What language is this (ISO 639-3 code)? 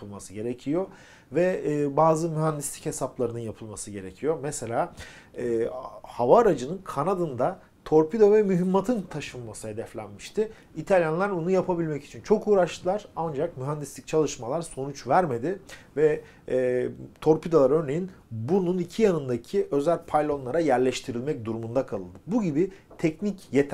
tur